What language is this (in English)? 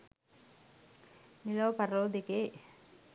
Sinhala